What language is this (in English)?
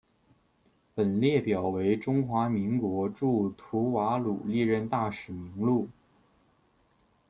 Chinese